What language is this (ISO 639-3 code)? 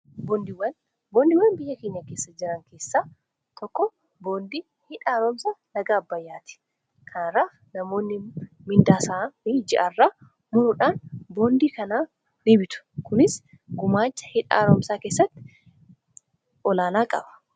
orm